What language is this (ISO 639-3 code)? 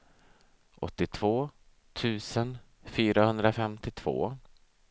swe